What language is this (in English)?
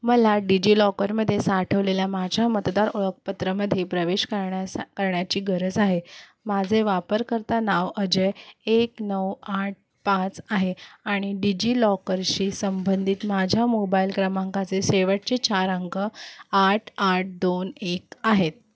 Marathi